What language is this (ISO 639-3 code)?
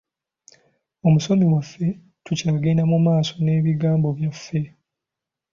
lug